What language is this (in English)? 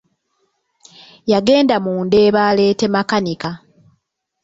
Ganda